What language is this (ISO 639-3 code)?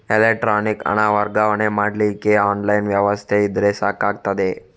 kan